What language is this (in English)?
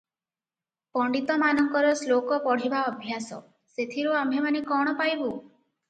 Odia